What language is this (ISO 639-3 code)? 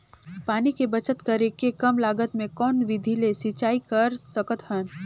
hne